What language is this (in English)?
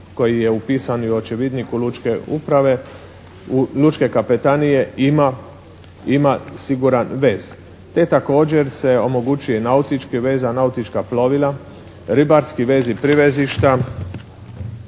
Croatian